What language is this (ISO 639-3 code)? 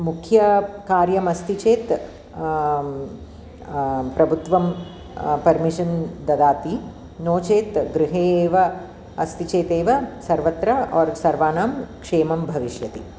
san